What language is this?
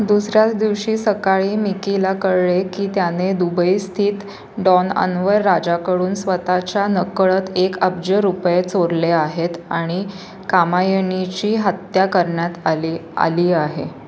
Marathi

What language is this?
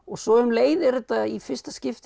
Icelandic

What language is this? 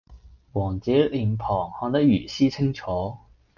Cantonese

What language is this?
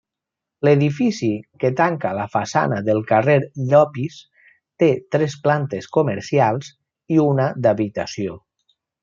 Catalan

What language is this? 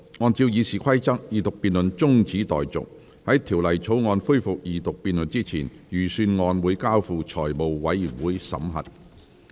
Cantonese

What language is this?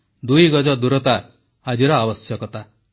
Odia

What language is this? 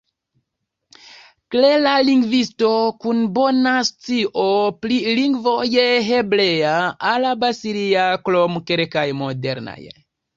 Esperanto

